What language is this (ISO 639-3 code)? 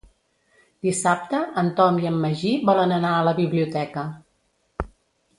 cat